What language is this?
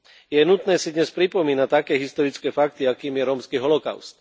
Slovak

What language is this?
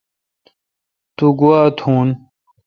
Kalkoti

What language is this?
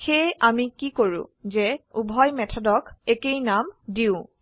Assamese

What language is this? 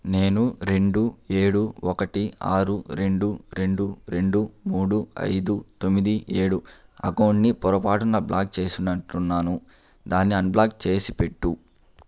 Telugu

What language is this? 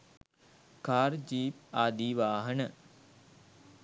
Sinhala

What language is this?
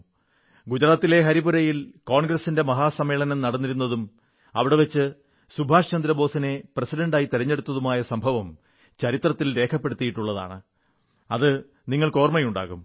Malayalam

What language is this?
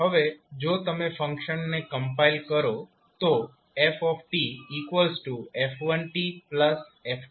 Gujarati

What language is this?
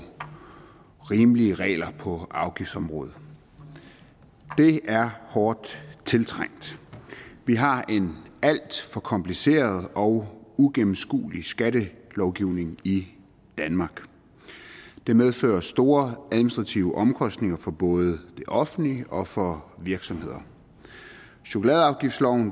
Danish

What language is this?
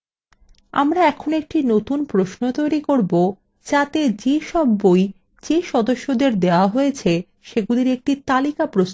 Bangla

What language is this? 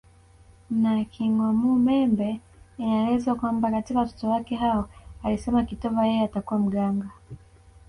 Swahili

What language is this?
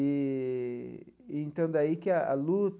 Portuguese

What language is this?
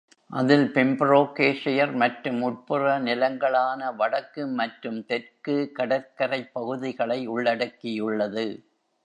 Tamil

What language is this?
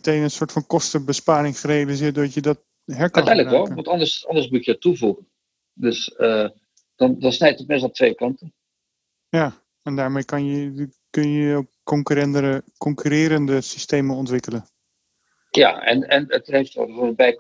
Dutch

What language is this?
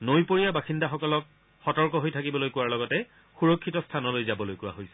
Assamese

